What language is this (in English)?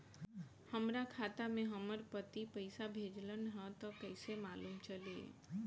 Bhojpuri